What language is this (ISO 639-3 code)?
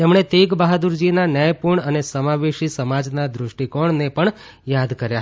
guj